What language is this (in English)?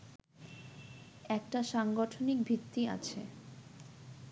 Bangla